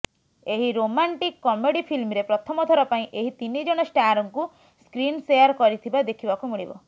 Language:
Odia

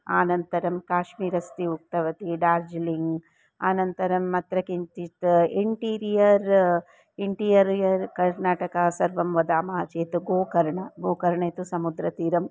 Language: Sanskrit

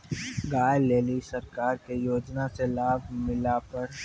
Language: Maithili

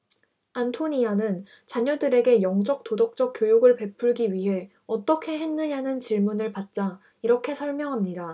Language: Korean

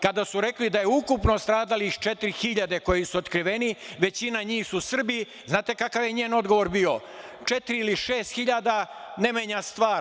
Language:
Serbian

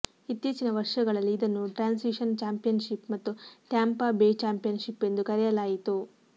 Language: Kannada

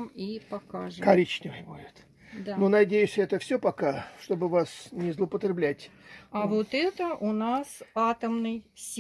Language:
Russian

